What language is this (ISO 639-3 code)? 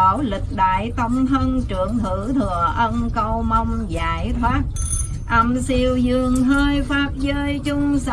vie